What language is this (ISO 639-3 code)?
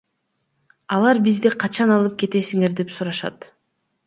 kir